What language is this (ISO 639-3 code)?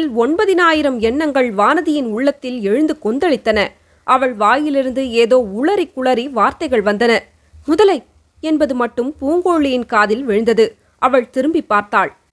tam